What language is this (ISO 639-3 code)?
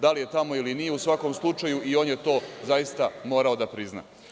srp